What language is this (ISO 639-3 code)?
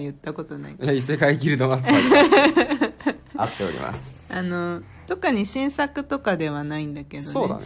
jpn